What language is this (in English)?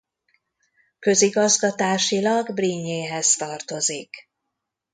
Hungarian